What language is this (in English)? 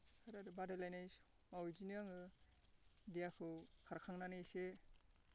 Bodo